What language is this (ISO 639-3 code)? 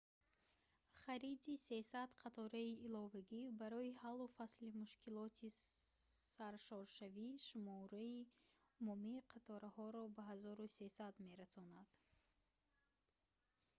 tgk